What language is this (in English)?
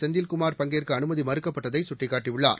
Tamil